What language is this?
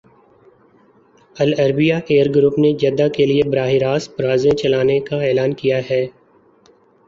Urdu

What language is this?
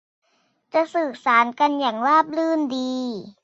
Thai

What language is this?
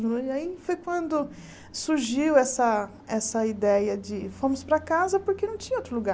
Portuguese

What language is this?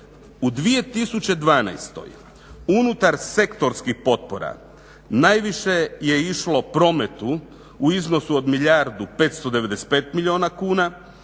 Croatian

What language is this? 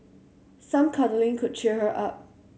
English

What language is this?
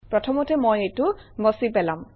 Assamese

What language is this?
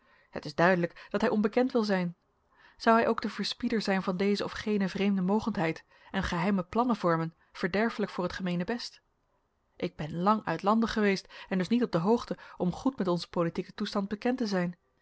Dutch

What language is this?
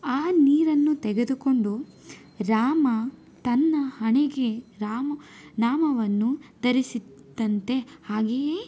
Kannada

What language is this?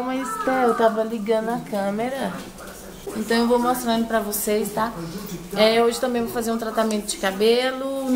Portuguese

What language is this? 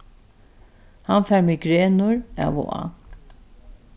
Faroese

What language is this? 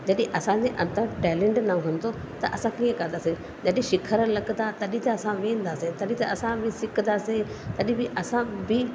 Sindhi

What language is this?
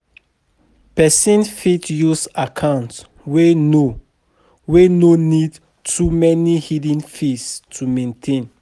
Nigerian Pidgin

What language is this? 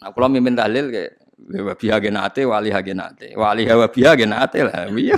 Indonesian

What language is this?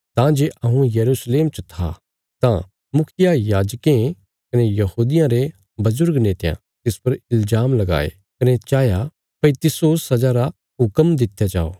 Bilaspuri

